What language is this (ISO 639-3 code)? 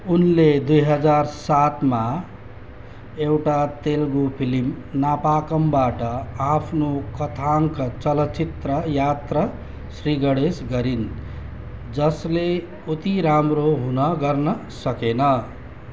nep